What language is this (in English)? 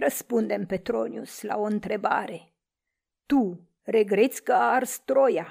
Romanian